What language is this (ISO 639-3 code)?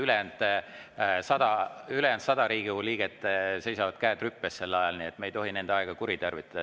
est